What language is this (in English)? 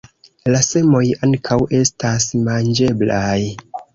Esperanto